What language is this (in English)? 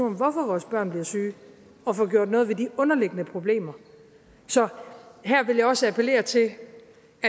Danish